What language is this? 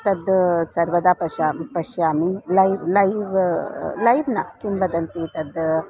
Sanskrit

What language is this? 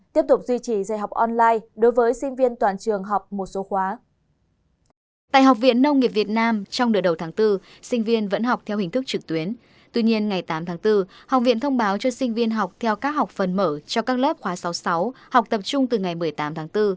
Vietnamese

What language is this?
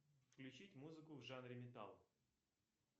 Russian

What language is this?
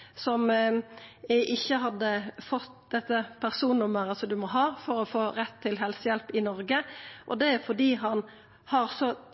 Norwegian Nynorsk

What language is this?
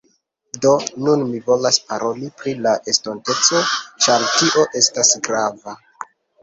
Esperanto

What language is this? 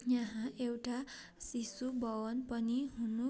Nepali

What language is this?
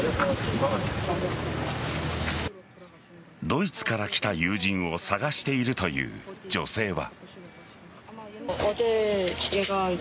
Japanese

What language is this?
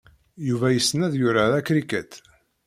Kabyle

